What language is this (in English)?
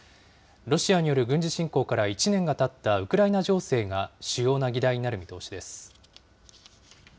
Japanese